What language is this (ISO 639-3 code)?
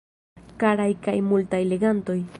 epo